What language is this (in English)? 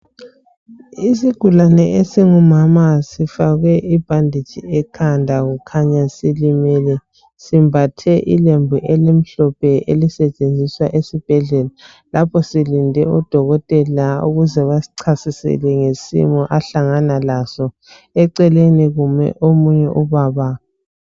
North Ndebele